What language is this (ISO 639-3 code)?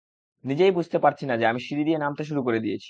ben